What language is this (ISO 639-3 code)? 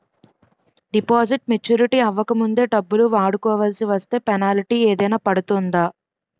tel